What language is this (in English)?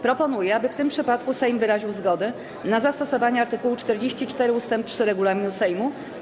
Polish